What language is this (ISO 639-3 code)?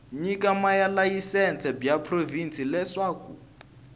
tso